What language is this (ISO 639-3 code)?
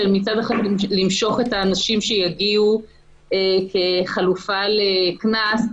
heb